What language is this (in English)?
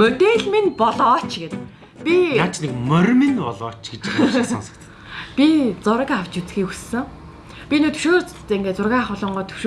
German